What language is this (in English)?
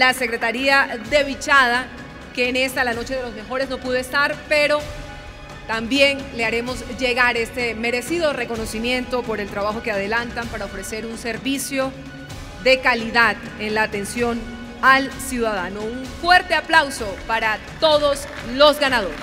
Spanish